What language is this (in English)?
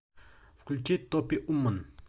Russian